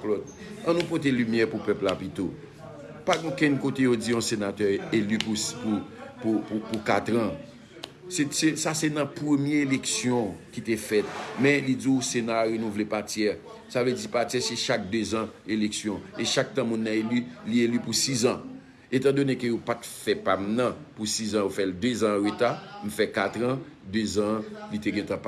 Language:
French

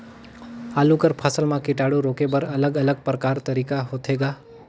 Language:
Chhattisgarhi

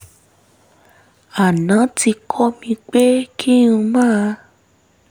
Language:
Yoruba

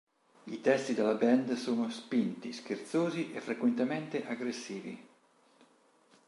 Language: Italian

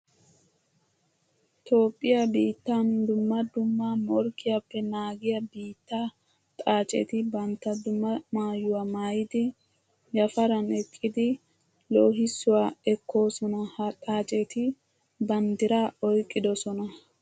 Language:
Wolaytta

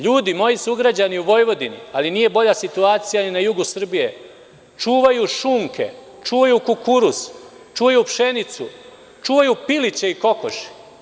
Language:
Serbian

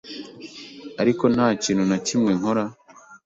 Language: Kinyarwanda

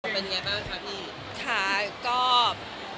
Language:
Thai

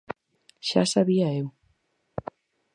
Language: Galician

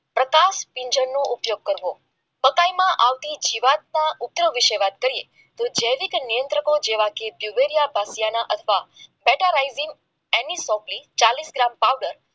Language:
Gujarati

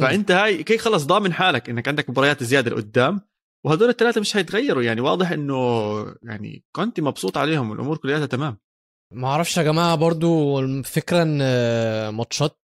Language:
Arabic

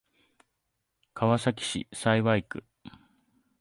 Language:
Japanese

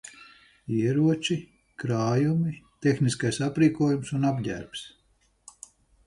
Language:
Latvian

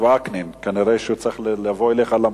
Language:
Hebrew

